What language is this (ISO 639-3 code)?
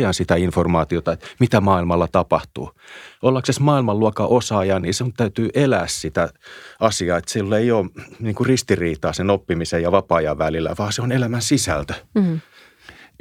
fin